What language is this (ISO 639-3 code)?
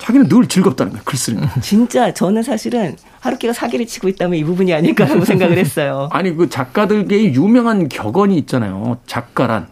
kor